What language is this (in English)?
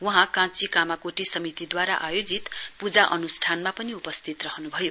Nepali